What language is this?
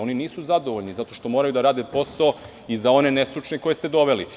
Serbian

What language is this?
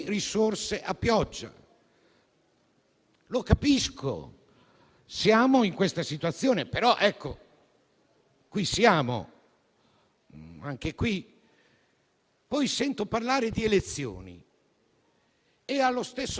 Italian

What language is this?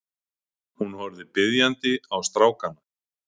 Icelandic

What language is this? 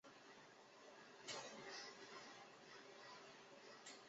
Chinese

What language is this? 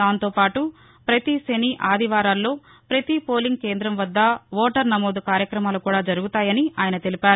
Telugu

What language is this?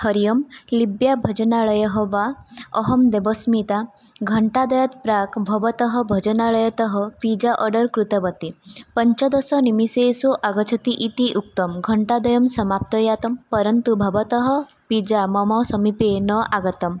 Sanskrit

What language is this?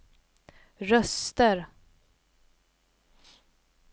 Swedish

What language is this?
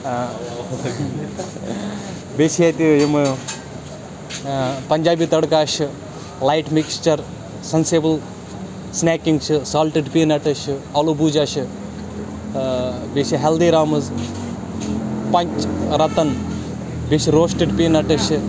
Kashmiri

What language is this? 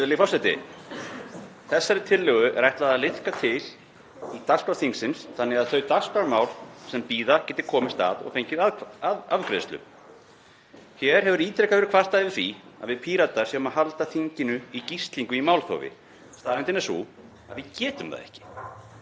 Icelandic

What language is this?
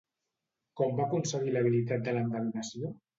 Catalan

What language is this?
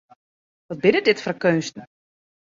Western Frisian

